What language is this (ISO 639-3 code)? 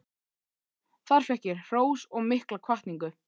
isl